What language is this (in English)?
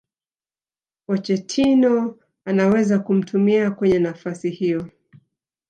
Swahili